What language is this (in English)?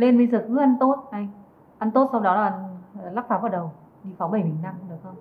Vietnamese